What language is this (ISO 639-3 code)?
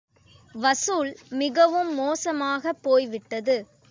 tam